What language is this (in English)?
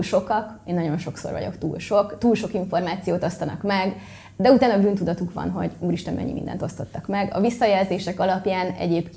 Hungarian